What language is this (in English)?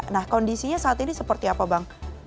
Indonesian